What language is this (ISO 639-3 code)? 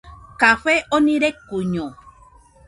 hux